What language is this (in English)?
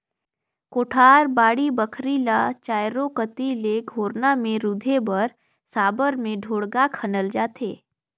Chhattisgarhi